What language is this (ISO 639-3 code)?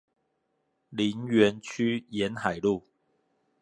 zho